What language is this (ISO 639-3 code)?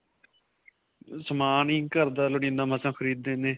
pan